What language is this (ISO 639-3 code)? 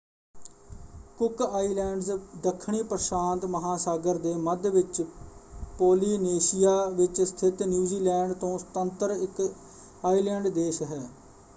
pan